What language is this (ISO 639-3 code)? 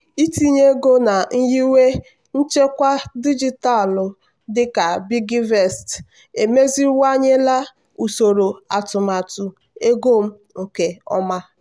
ibo